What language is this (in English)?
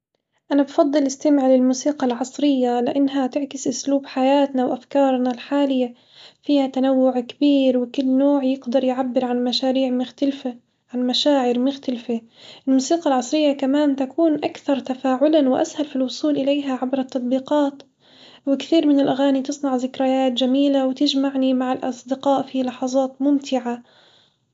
Hijazi Arabic